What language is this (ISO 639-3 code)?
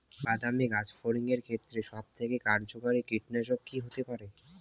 ben